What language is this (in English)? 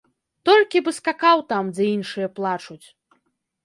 Belarusian